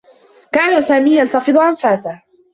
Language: Arabic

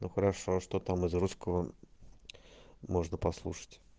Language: Russian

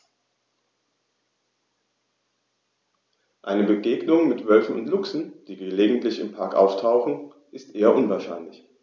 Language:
German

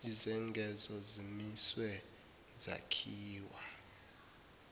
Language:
Zulu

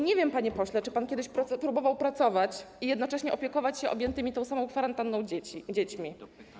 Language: Polish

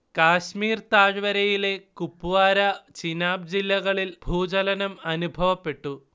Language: Malayalam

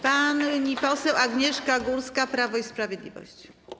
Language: Polish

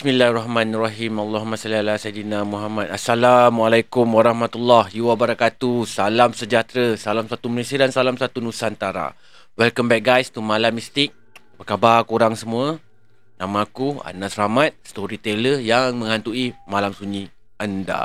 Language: Malay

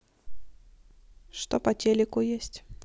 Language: Russian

